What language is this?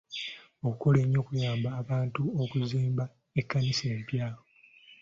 Ganda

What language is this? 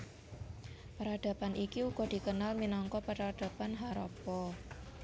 Javanese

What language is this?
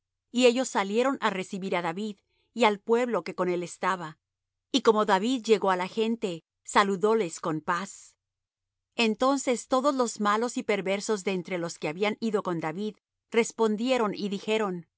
Spanish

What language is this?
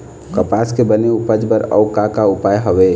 Chhattisgarhi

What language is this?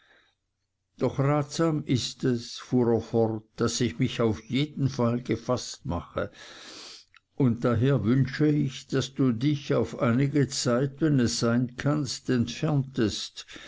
German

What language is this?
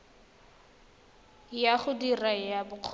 Tswana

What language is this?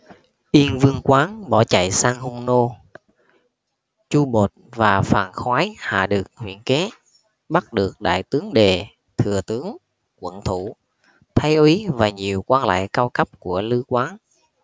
Vietnamese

